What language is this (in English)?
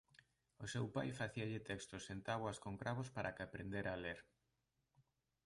Galician